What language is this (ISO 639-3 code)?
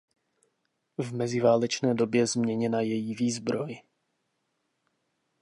ces